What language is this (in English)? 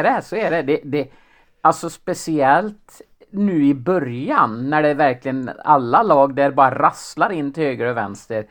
Swedish